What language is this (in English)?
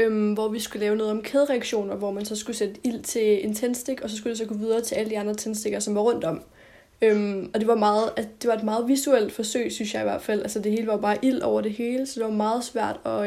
Danish